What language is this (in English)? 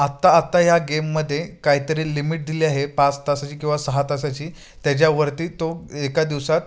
Marathi